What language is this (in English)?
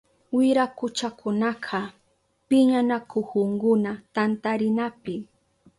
Southern Pastaza Quechua